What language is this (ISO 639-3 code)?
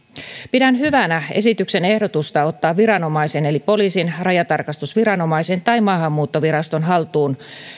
fin